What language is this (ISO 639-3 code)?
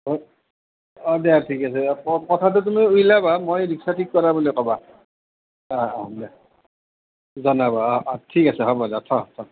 asm